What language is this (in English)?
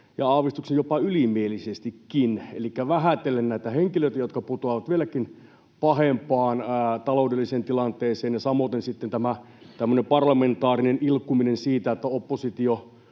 Finnish